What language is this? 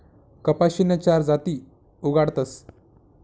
Marathi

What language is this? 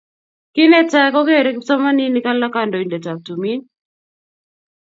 Kalenjin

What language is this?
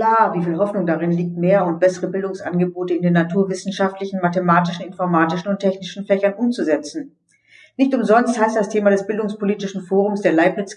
German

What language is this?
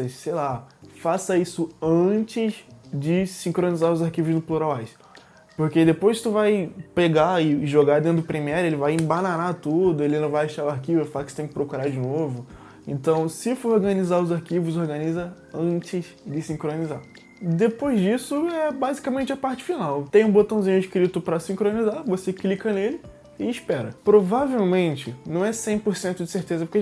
Portuguese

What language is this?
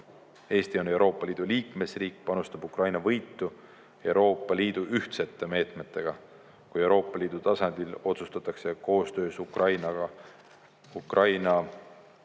Estonian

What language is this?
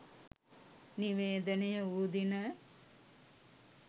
Sinhala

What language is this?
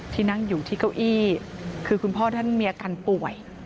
Thai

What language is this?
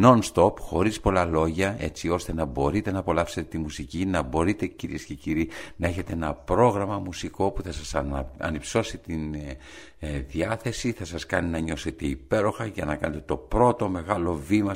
Greek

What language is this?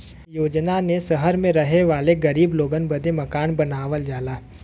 Bhojpuri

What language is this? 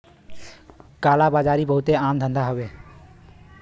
Bhojpuri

